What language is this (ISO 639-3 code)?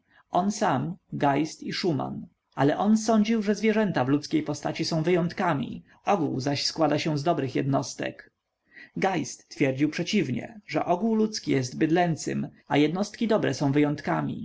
pol